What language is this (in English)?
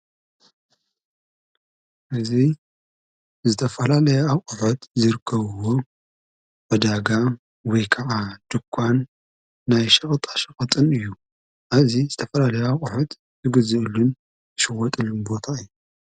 Tigrinya